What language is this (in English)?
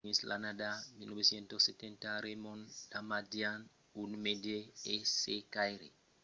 Occitan